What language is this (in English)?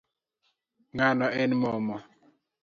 Luo (Kenya and Tanzania)